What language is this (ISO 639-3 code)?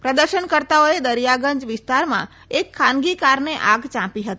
guj